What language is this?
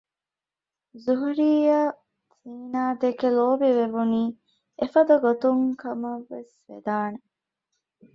Divehi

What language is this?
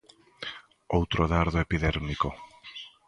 Galician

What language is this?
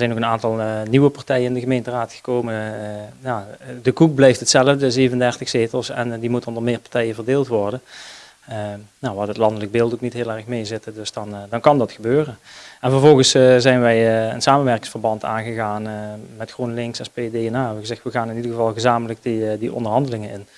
Dutch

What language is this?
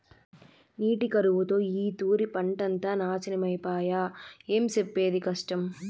Telugu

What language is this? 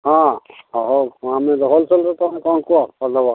Odia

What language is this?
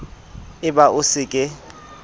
Southern Sotho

